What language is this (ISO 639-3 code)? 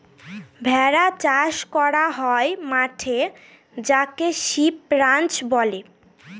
ben